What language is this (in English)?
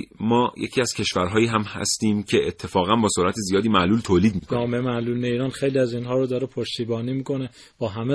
Persian